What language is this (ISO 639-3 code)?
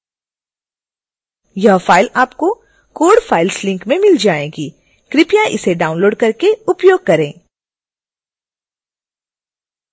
hin